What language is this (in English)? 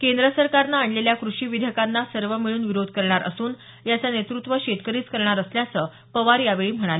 Marathi